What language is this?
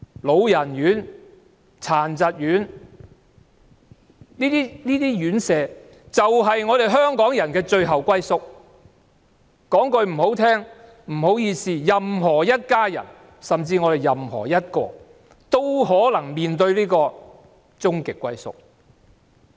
Cantonese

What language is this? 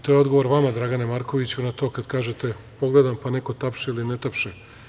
Serbian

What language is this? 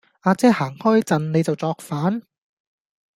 Cantonese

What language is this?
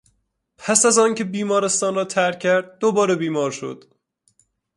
Persian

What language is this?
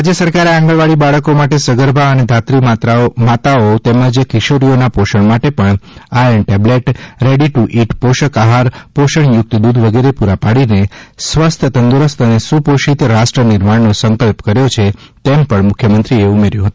Gujarati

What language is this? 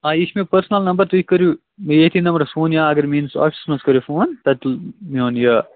Kashmiri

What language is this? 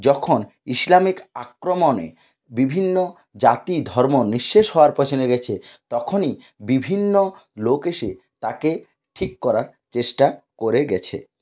Bangla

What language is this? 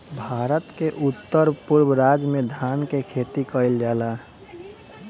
Bhojpuri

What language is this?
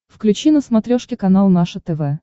Russian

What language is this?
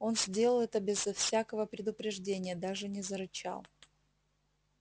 Russian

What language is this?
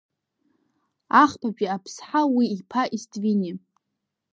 Abkhazian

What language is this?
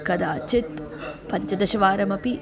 Sanskrit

